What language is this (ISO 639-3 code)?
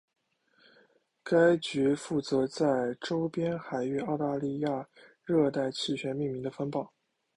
zho